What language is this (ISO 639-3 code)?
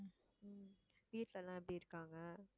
tam